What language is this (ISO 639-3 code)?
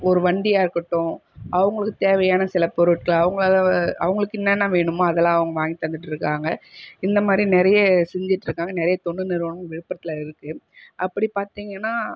tam